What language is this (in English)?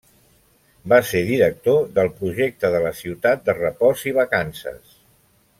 Catalan